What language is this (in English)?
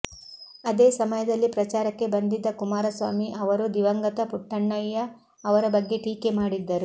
Kannada